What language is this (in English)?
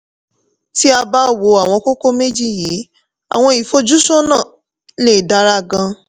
Yoruba